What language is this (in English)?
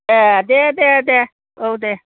Bodo